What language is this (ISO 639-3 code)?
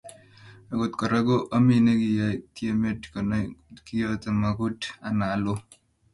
kln